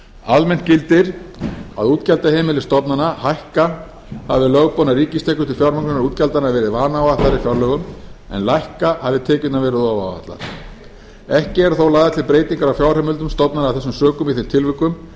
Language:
Icelandic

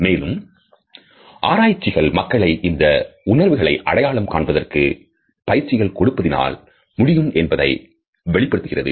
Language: Tamil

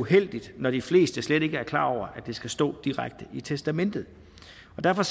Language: Danish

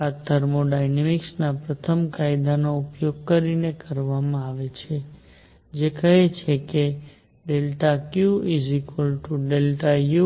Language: Gujarati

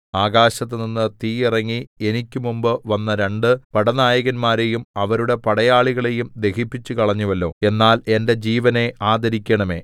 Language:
Malayalam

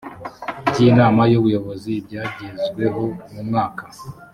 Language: Kinyarwanda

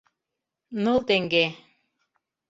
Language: Mari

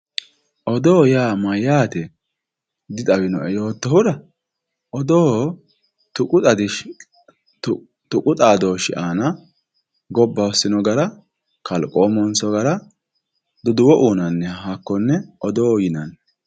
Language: Sidamo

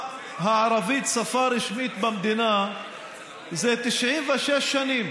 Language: Hebrew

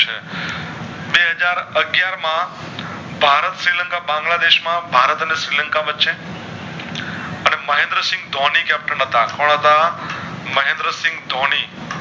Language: Gujarati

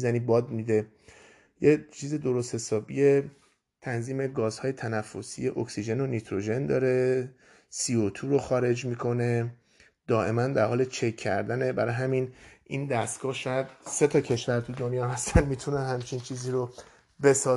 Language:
Persian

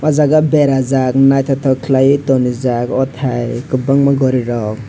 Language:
Kok Borok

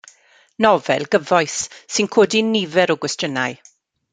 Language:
Welsh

